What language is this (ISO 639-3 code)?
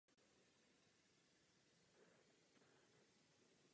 ces